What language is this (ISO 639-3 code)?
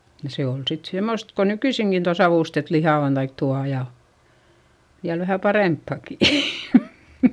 fin